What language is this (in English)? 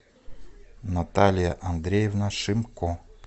Russian